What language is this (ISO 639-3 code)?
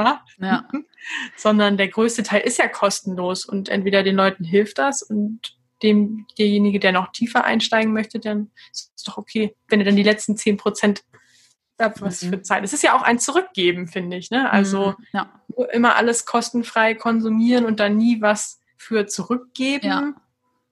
deu